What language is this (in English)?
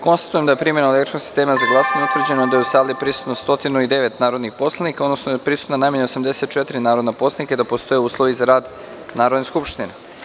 Serbian